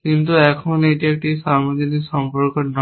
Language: Bangla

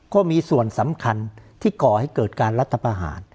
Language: Thai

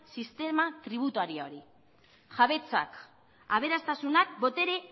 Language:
Basque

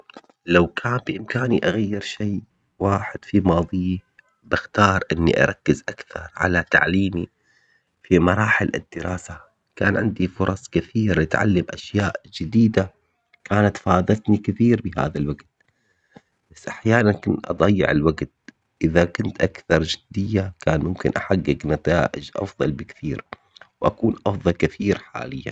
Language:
Omani Arabic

